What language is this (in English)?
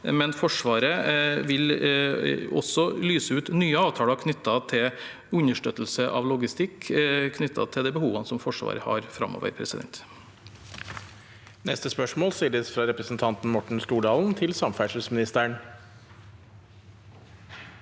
Norwegian